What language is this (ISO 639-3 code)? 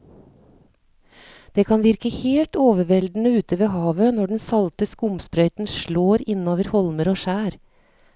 nor